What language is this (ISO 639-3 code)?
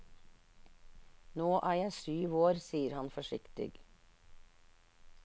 nor